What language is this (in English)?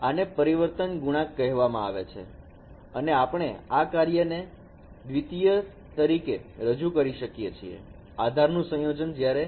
Gujarati